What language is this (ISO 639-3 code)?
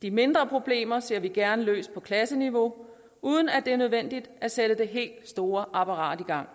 dan